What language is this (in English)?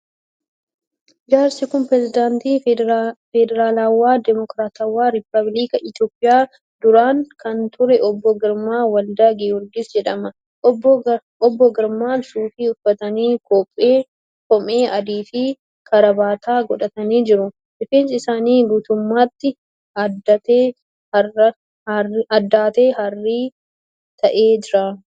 Oromo